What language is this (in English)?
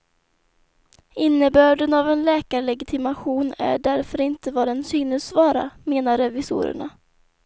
Swedish